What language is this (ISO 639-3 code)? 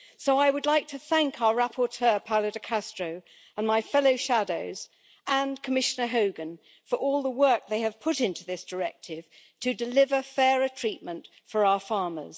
eng